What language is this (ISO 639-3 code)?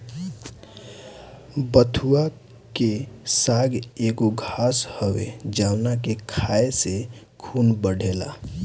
bho